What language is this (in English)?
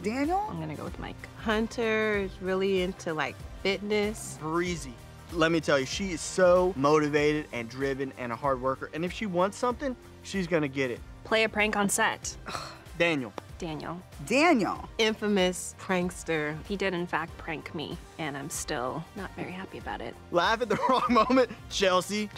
English